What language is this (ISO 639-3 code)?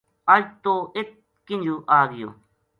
gju